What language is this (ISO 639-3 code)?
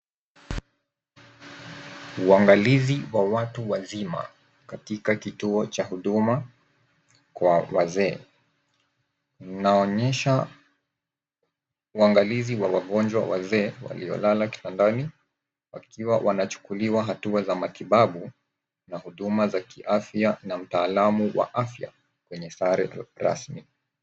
swa